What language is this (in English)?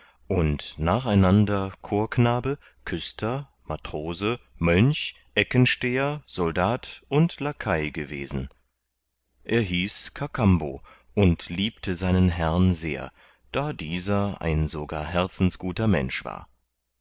German